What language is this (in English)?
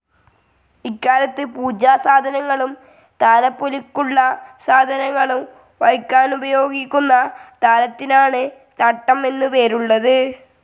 Malayalam